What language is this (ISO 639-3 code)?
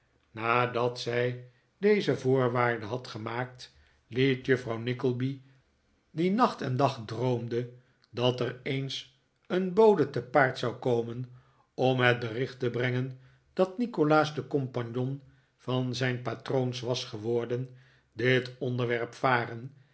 nld